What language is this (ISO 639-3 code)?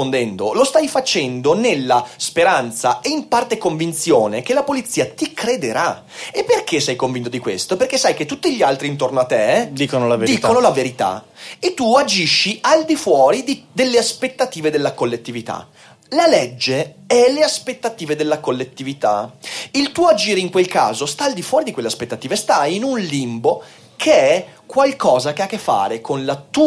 ita